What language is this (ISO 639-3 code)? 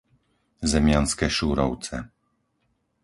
slk